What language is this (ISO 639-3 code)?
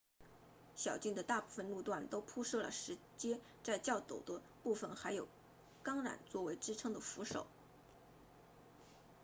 zho